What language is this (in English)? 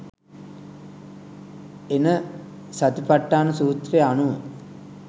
Sinhala